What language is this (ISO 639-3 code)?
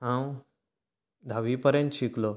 kok